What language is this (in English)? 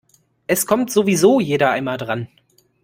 German